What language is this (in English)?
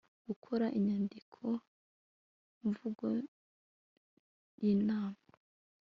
Kinyarwanda